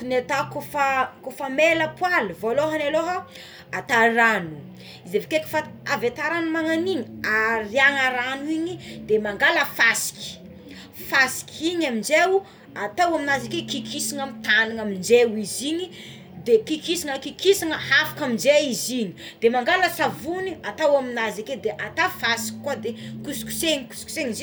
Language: Tsimihety Malagasy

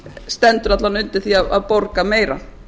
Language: Icelandic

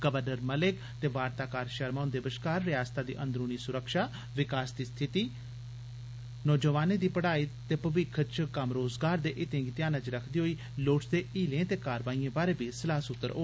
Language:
Dogri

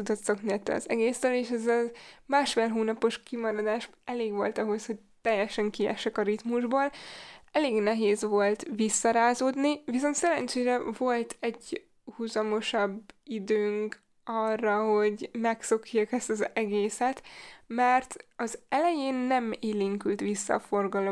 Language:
Hungarian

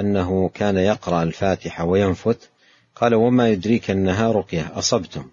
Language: Arabic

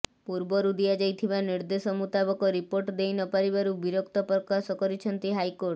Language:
Odia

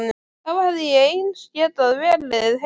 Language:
Icelandic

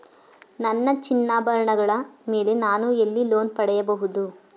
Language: Kannada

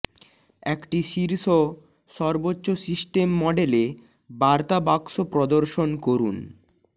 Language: Bangla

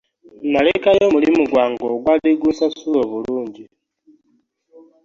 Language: Ganda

